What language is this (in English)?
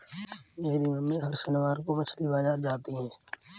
Hindi